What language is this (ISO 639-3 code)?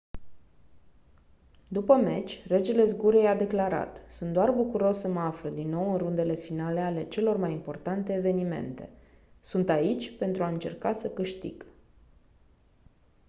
ron